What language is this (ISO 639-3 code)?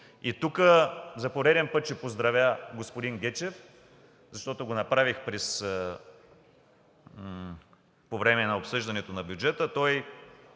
bul